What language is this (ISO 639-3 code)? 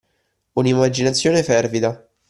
ita